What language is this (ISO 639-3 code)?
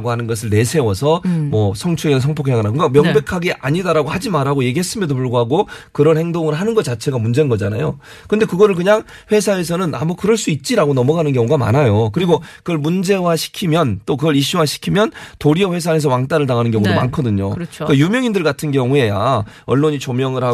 kor